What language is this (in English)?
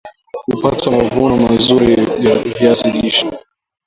Swahili